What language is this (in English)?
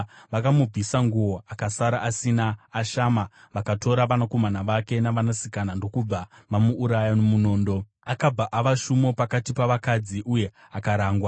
Shona